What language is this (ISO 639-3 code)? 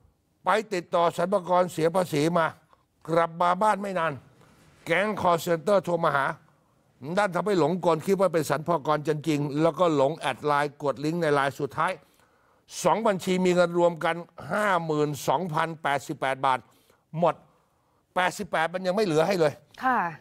tha